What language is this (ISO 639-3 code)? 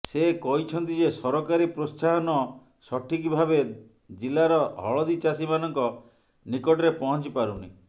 ori